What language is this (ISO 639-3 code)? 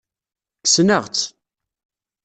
kab